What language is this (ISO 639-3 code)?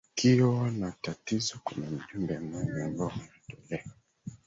swa